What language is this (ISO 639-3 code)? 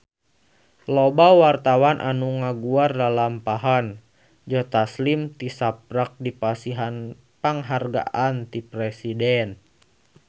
sun